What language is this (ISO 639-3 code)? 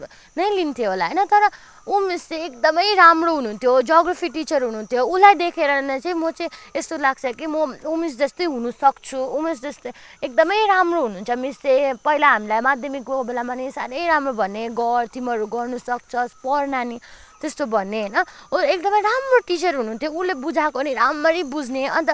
nep